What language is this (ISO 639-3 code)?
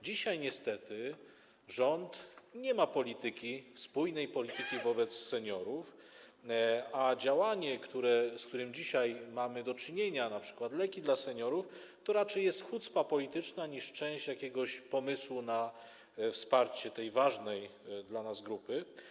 pol